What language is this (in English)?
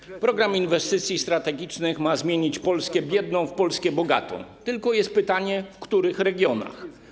Polish